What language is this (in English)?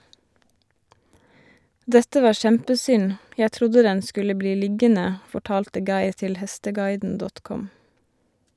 Norwegian